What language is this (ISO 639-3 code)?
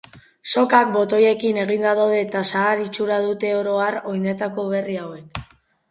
eus